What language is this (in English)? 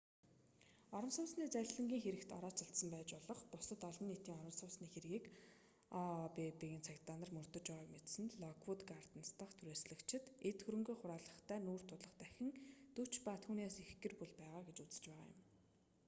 Mongolian